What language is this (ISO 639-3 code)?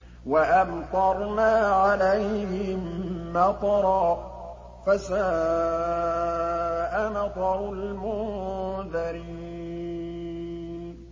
ara